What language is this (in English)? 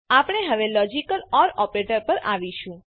Gujarati